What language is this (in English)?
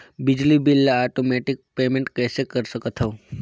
Chhattisgarhi